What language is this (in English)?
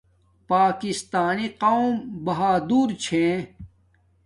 Domaaki